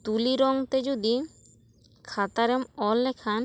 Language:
Santali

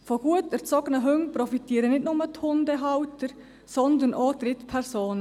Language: Swiss German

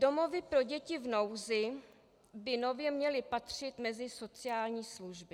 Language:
Czech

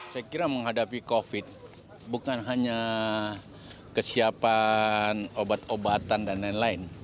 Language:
Indonesian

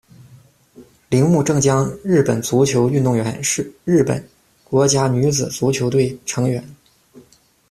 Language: Chinese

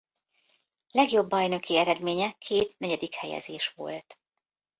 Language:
Hungarian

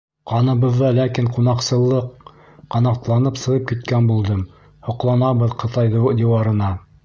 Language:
Bashkir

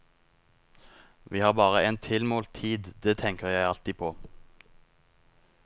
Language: Norwegian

